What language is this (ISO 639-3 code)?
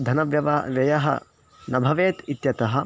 san